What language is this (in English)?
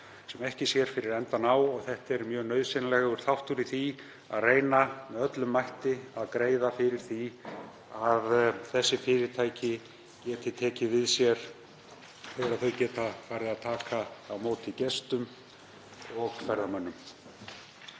Icelandic